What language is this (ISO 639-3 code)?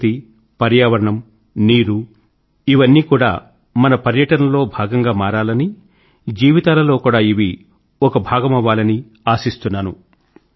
tel